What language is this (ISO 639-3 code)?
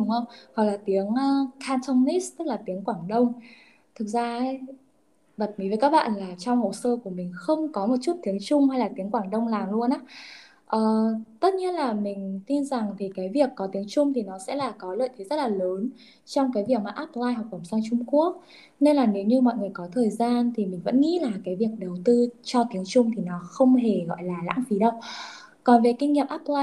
vie